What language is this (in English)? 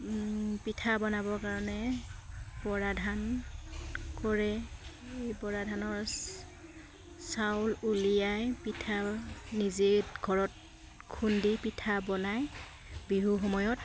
Assamese